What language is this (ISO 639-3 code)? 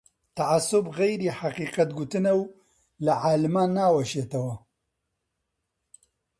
ckb